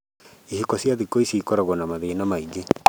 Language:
Kikuyu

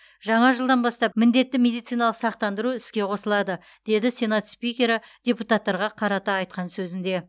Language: Kazakh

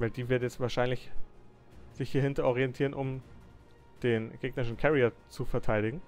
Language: German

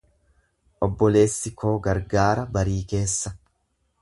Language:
Oromo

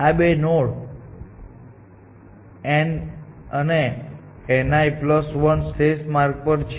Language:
Gujarati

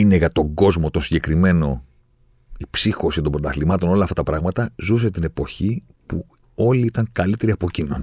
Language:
Greek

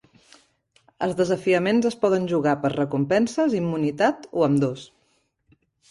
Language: Catalan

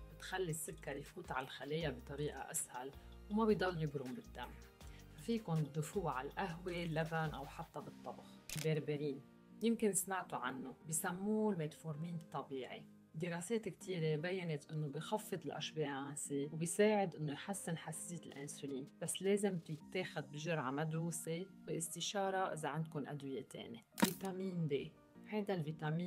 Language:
Arabic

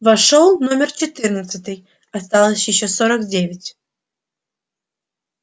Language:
Russian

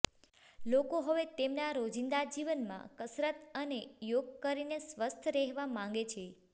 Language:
Gujarati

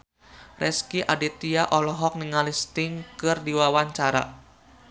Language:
Sundanese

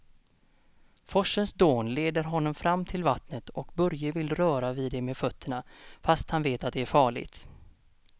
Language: Swedish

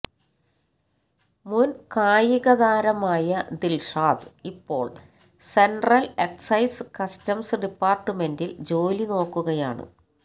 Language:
Malayalam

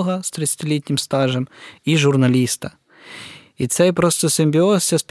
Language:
Ukrainian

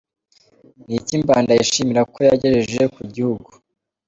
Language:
Kinyarwanda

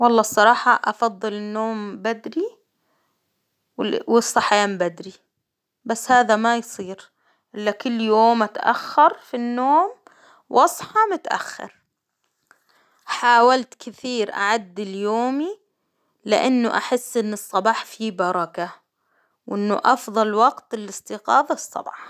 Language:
Hijazi Arabic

